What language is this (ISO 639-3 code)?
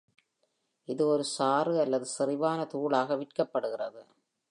tam